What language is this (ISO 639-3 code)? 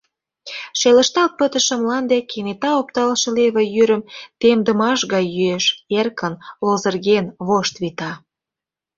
chm